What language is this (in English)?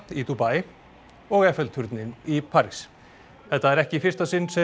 Icelandic